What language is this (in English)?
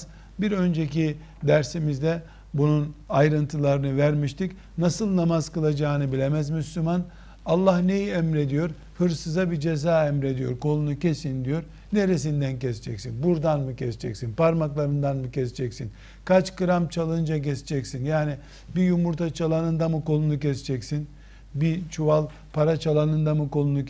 Turkish